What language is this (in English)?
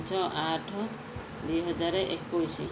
Odia